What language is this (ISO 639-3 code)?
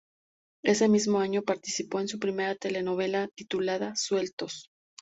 spa